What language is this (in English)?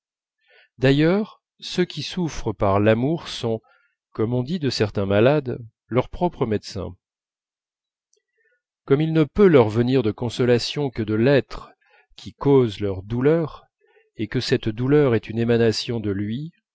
French